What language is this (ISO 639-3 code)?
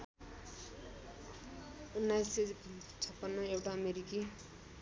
nep